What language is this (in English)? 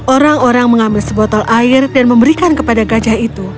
Indonesian